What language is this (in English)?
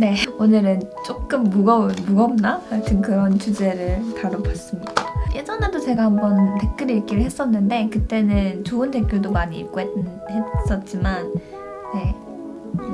Korean